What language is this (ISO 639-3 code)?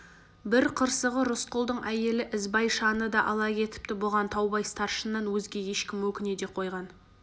kaz